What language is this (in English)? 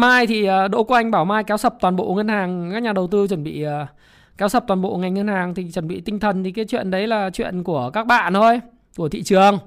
Vietnamese